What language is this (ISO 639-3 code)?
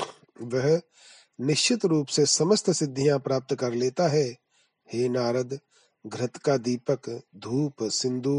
hin